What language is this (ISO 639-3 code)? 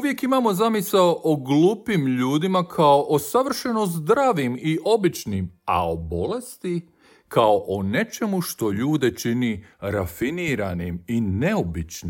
hrv